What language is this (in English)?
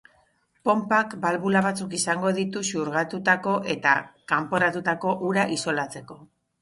Basque